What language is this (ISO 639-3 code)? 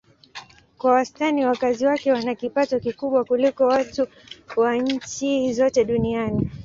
swa